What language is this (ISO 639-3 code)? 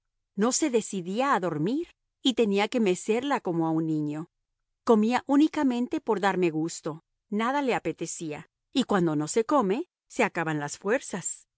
spa